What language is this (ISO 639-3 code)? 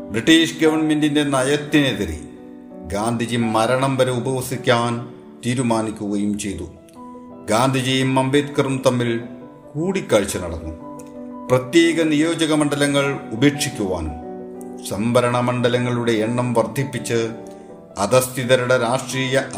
mal